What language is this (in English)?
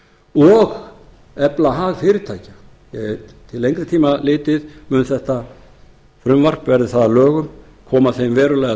Icelandic